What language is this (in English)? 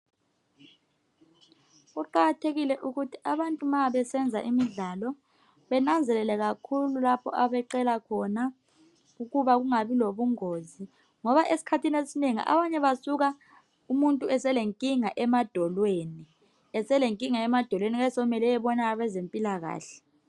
North Ndebele